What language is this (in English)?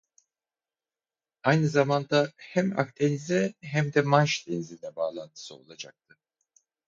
Turkish